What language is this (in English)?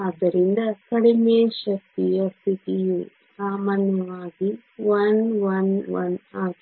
Kannada